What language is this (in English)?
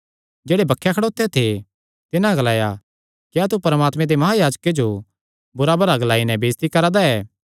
Kangri